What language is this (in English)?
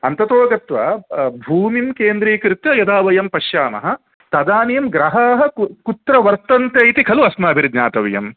Sanskrit